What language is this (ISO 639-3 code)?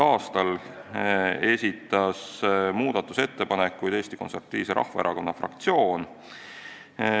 est